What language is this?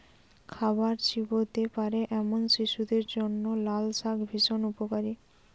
Bangla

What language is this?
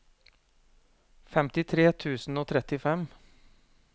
Norwegian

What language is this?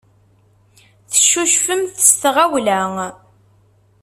Kabyle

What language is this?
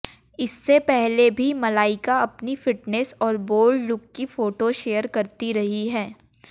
Hindi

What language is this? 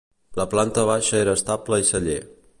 Catalan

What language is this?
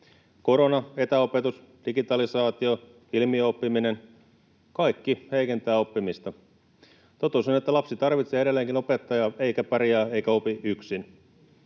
Finnish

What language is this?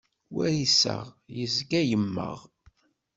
Kabyle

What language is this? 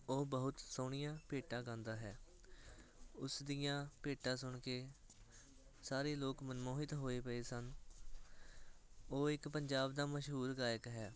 Punjabi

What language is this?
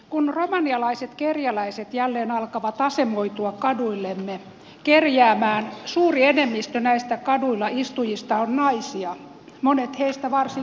Finnish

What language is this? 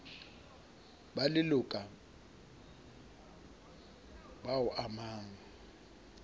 Southern Sotho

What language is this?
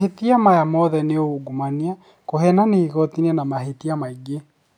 Kikuyu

